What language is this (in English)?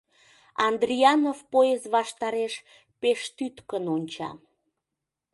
Mari